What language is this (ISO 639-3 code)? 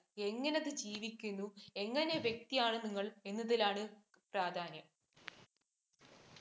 mal